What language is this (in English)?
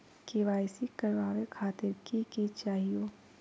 Magahi